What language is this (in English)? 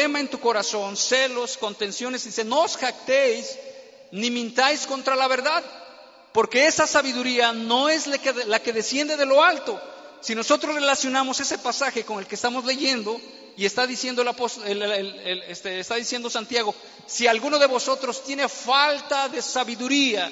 Spanish